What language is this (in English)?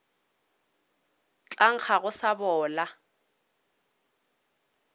Northern Sotho